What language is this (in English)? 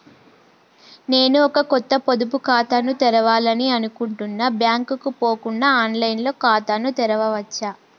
Telugu